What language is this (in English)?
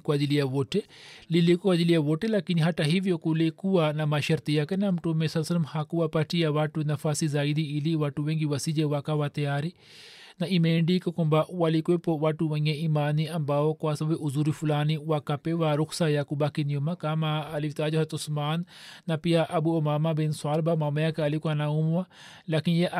Swahili